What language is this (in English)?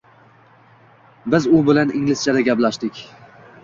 Uzbek